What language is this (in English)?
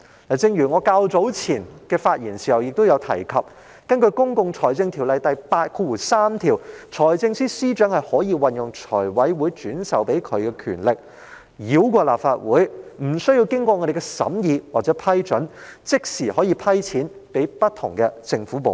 Cantonese